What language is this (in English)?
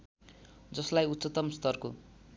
Nepali